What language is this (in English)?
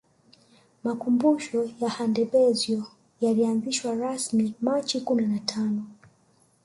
Swahili